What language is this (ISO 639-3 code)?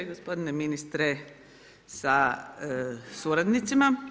hrv